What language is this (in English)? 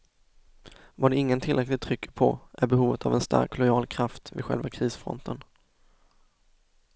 Swedish